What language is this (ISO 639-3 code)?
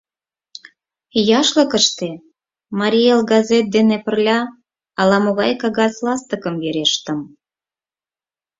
chm